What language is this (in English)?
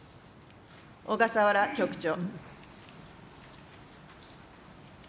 Japanese